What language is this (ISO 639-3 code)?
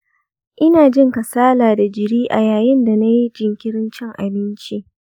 hau